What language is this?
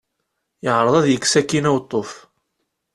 Kabyle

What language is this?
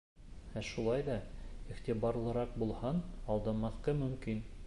Bashkir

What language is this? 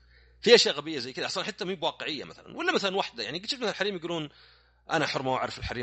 Arabic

